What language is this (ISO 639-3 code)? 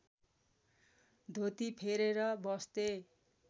nep